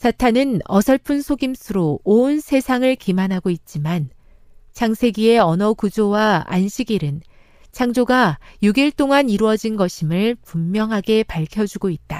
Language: Korean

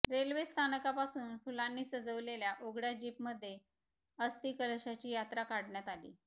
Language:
Marathi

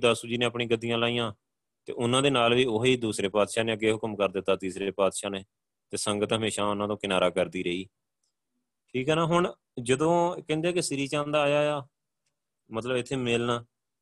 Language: Punjabi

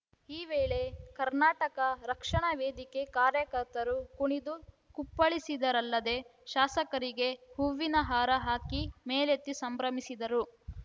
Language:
Kannada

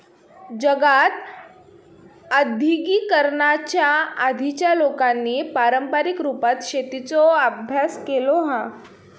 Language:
Marathi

